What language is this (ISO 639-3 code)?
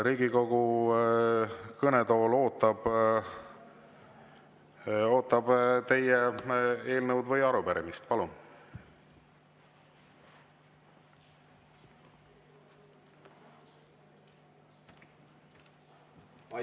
est